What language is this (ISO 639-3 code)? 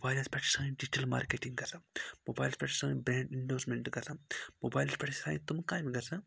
kas